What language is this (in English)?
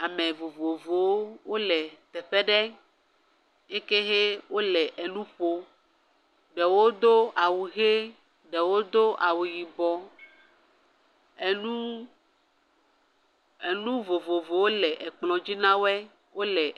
Ewe